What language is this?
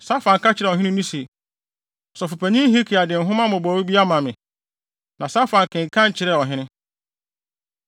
Akan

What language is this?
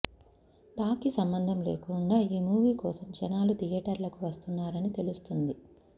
Telugu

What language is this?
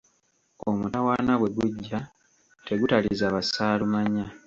Ganda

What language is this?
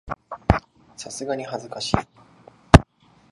Japanese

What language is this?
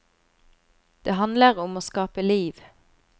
Norwegian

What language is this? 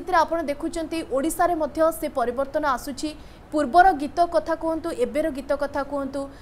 Hindi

